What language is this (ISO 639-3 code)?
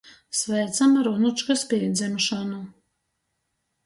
ltg